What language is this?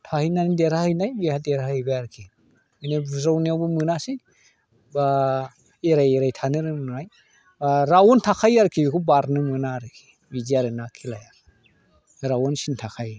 Bodo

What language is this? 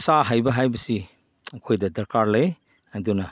Manipuri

